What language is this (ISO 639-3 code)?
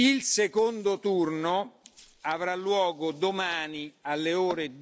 ita